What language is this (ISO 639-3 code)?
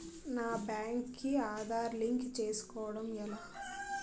tel